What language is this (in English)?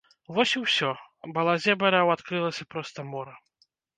Belarusian